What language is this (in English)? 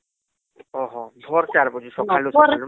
Odia